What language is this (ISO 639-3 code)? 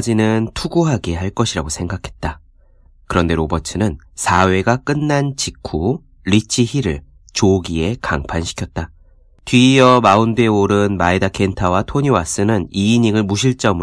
kor